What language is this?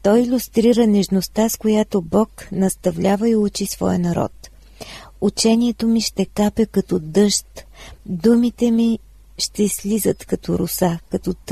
Bulgarian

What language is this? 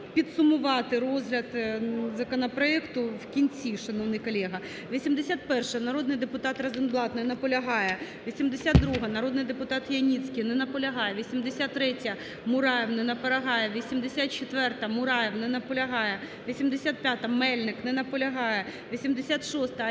Ukrainian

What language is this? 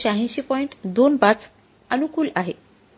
Marathi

